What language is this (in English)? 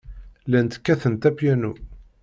Kabyle